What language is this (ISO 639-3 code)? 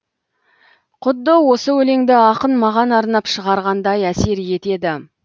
kaz